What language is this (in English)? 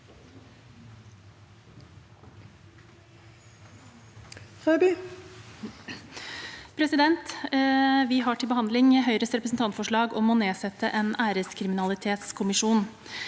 Norwegian